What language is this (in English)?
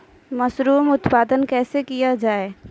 Maithili